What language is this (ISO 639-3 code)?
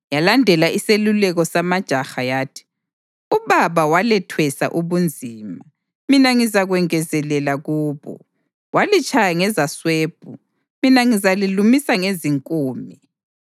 nde